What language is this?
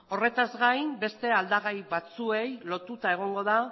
Basque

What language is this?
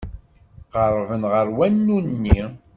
Kabyle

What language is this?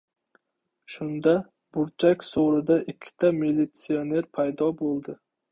Uzbek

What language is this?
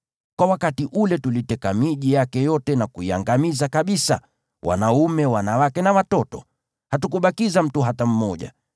Swahili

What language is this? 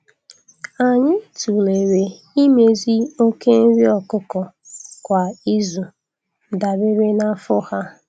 Igbo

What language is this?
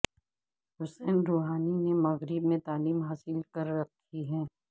Urdu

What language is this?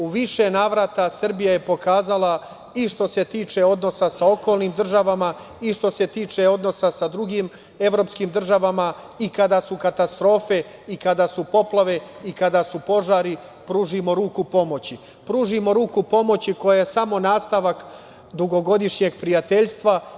Serbian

